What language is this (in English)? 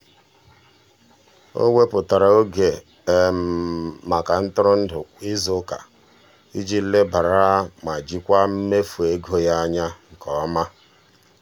Igbo